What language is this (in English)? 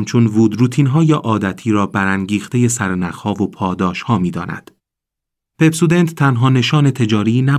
Persian